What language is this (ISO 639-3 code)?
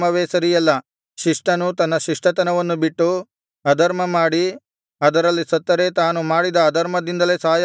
kan